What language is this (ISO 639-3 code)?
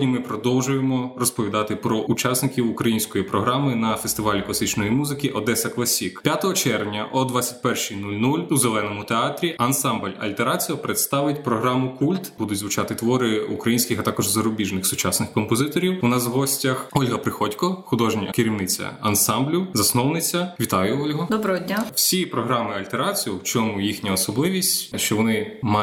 ukr